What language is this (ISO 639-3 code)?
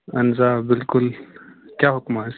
kas